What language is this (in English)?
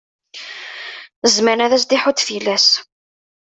Kabyle